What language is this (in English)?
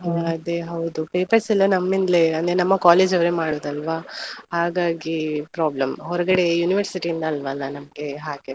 Kannada